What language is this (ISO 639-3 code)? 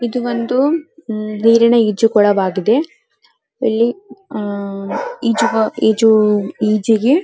kan